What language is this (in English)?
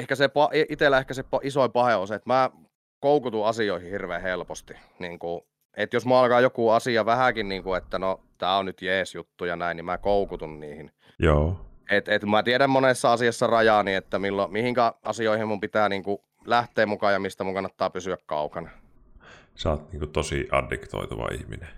Finnish